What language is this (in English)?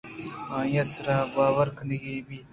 Eastern Balochi